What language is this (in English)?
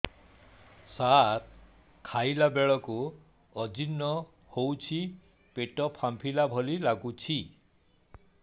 Odia